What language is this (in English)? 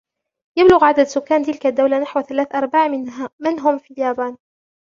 Arabic